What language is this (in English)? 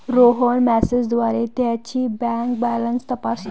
Marathi